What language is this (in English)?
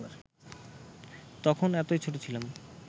Bangla